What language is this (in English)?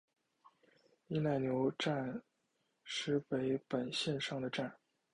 Chinese